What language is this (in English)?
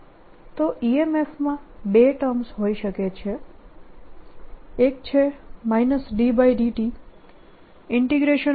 Gujarati